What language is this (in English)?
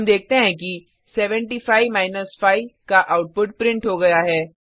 Hindi